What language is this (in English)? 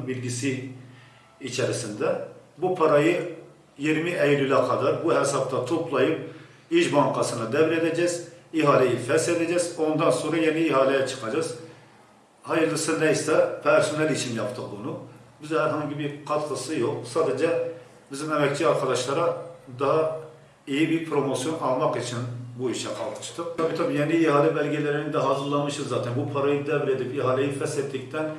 Turkish